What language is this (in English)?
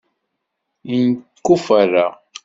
Kabyle